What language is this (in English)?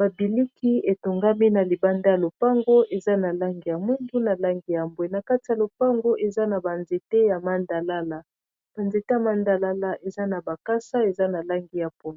Lingala